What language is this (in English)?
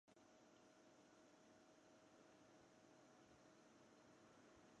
Chinese